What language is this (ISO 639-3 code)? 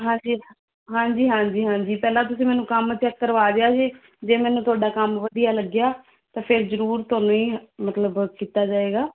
pan